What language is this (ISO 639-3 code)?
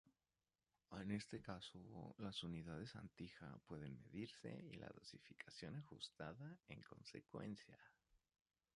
spa